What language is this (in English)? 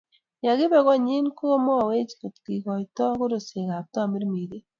Kalenjin